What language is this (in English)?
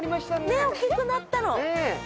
Japanese